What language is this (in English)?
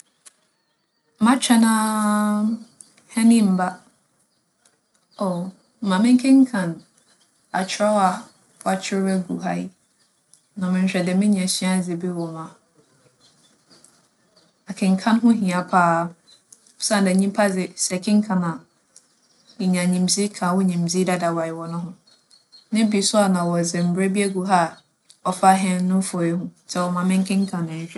Akan